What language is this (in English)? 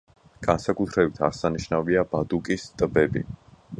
Georgian